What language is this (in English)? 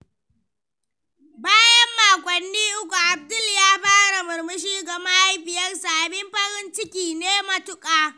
Hausa